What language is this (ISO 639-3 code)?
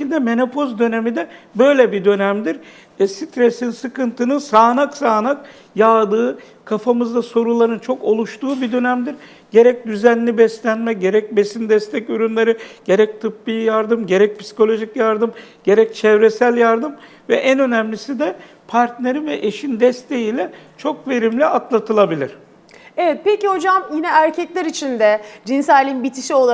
tur